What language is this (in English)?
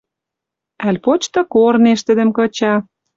Western Mari